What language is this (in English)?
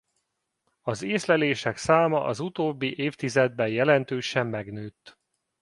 Hungarian